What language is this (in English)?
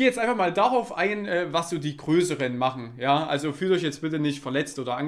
German